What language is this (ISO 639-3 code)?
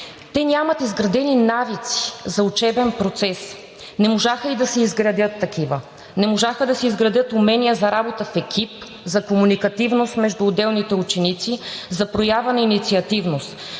bul